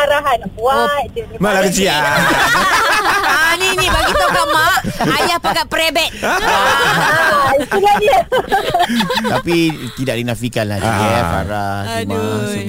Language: Malay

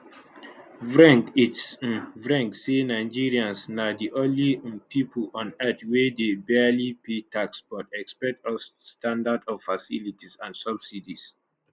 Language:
Nigerian Pidgin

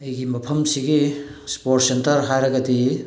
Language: Manipuri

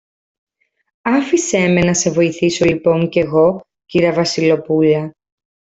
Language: Greek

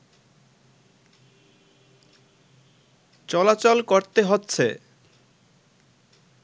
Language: Bangla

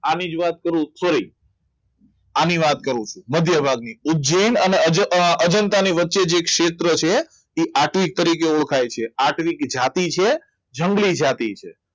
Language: Gujarati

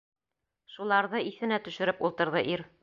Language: Bashkir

